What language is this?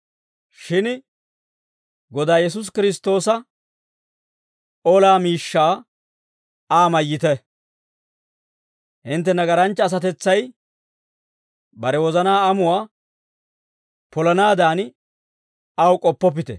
Dawro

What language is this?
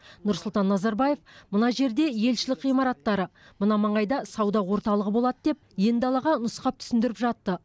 Kazakh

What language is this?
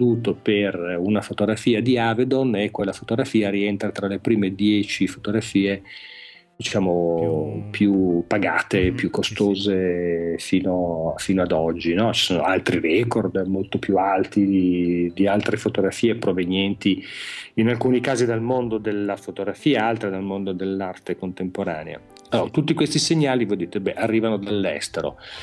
Italian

